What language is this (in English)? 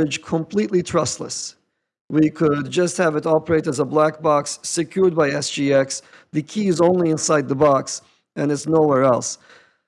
English